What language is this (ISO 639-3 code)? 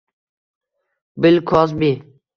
uzb